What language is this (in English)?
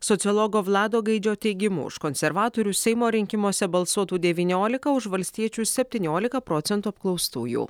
Lithuanian